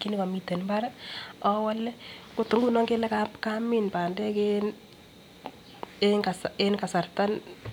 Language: Kalenjin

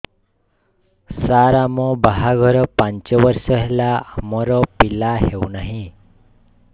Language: Odia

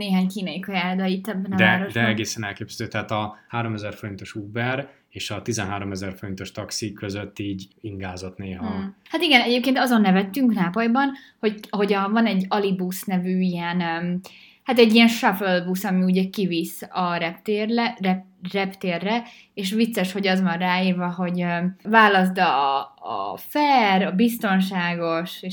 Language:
Hungarian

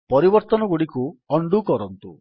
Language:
Odia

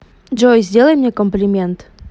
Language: Russian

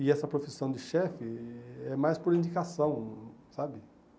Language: Portuguese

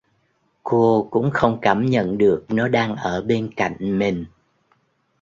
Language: Vietnamese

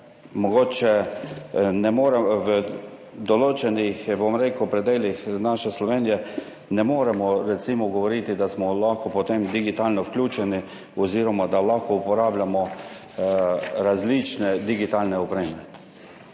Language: Slovenian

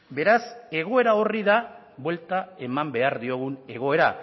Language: Basque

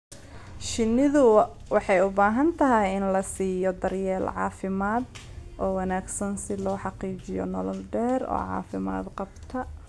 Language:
Somali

